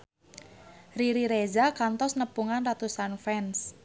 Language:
Sundanese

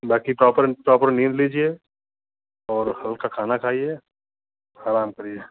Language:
Hindi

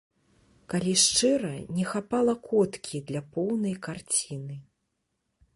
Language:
Belarusian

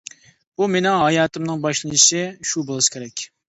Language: Uyghur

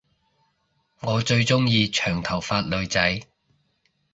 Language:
Cantonese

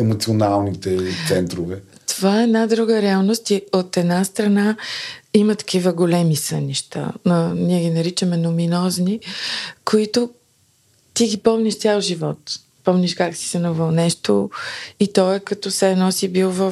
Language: Bulgarian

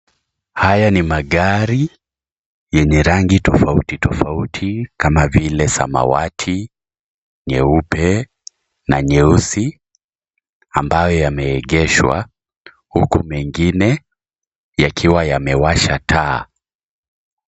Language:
Swahili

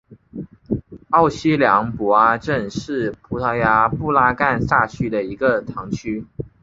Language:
Chinese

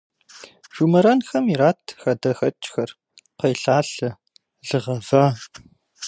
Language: Kabardian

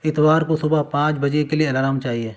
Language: Urdu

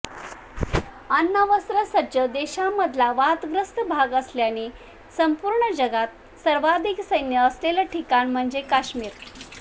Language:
Marathi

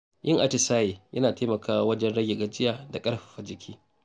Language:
Hausa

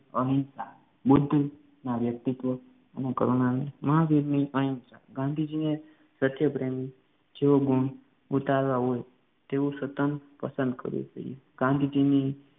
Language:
Gujarati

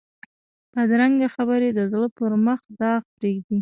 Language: Pashto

